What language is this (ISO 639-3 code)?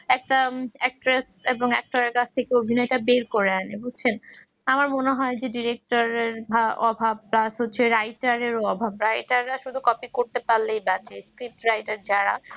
ben